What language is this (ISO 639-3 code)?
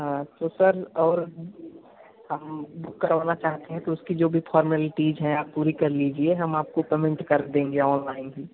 hin